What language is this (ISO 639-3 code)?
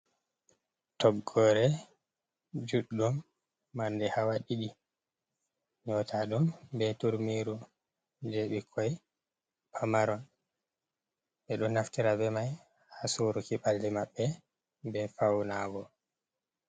ful